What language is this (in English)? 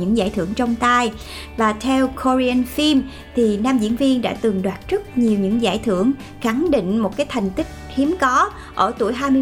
Vietnamese